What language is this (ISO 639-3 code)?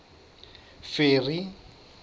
sot